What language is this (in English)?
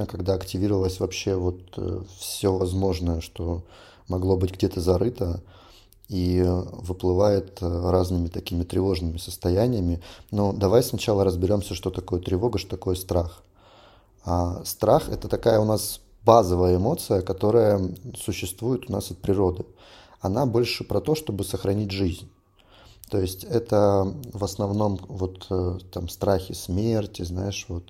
Russian